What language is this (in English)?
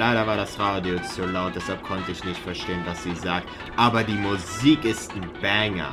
German